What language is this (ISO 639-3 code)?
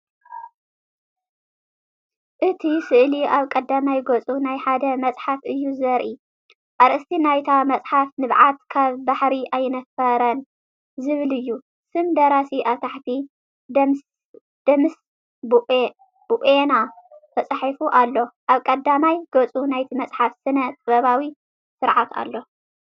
tir